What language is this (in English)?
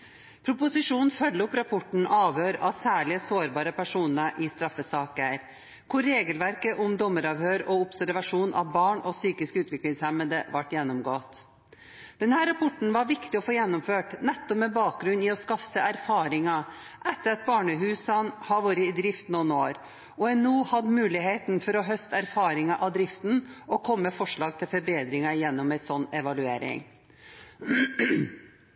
Norwegian Bokmål